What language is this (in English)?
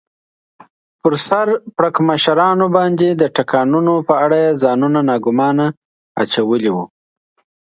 Pashto